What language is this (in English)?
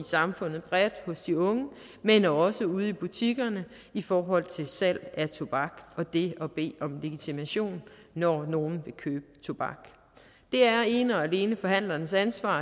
Danish